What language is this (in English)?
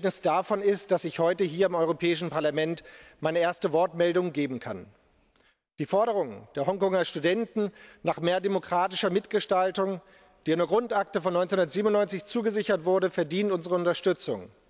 German